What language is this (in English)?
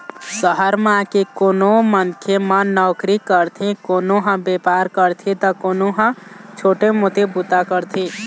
Chhattisgarhi